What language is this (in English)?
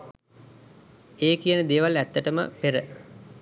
Sinhala